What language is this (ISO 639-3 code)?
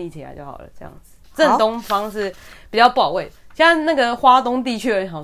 zho